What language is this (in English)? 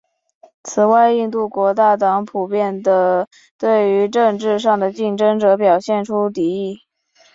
Chinese